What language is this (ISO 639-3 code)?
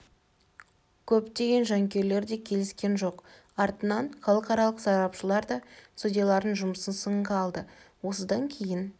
kaz